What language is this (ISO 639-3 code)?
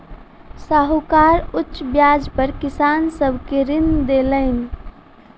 mai